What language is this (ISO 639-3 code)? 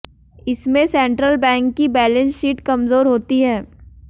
hin